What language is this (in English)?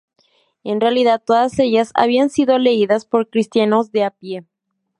Spanish